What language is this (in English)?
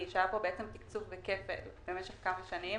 Hebrew